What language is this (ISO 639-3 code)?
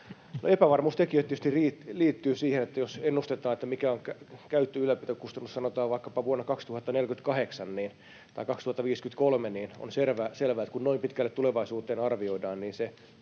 fin